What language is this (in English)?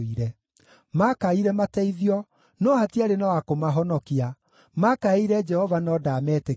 Kikuyu